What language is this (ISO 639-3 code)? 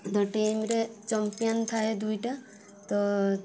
ori